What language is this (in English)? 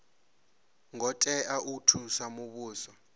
Venda